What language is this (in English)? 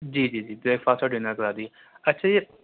Urdu